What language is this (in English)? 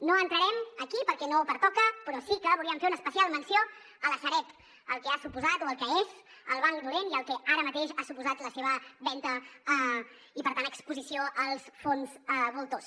Catalan